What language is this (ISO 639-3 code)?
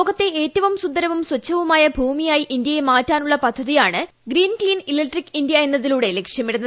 mal